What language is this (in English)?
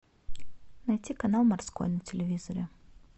Russian